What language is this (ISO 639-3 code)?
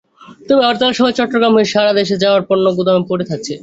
ben